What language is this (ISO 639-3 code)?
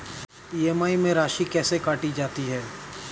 hin